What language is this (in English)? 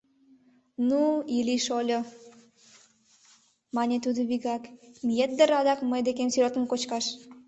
Mari